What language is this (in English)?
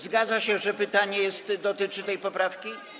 Polish